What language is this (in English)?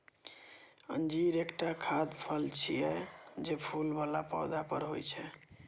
Maithili